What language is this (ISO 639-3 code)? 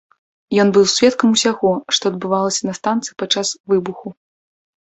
bel